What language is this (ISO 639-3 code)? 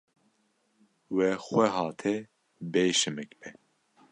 kur